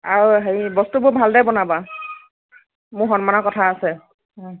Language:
Assamese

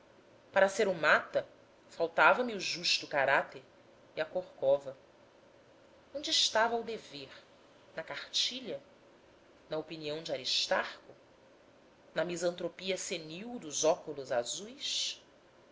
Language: Portuguese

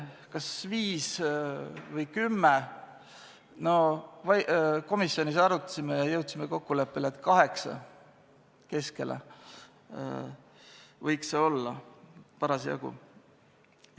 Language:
Estonian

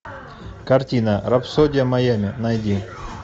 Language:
Russian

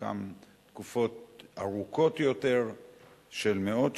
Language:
Hebrew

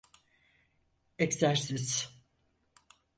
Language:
Turkish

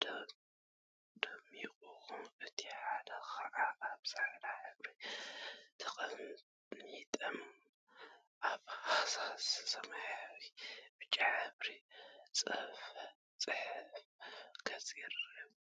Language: Tigrinya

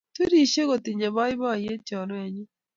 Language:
Kalenjin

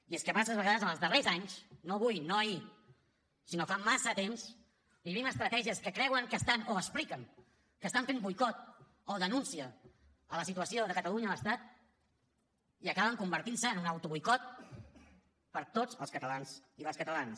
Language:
Catalan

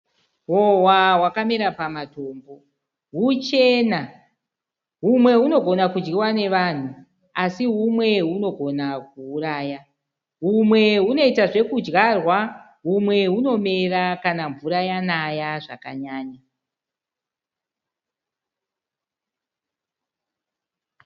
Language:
Shona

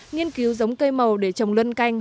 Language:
Vietnamese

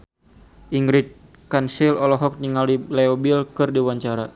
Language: Sundanese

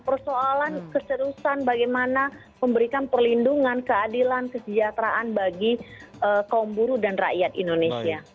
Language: Indonesian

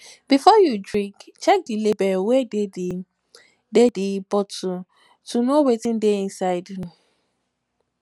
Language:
Nigerian Pidgin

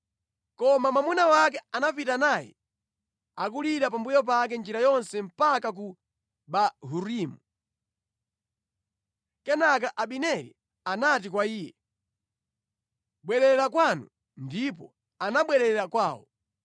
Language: Nyanja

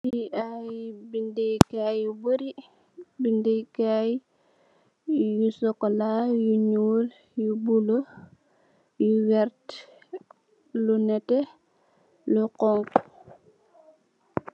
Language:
Wolof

